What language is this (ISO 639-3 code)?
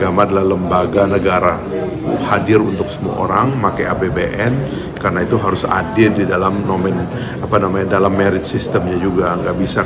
ind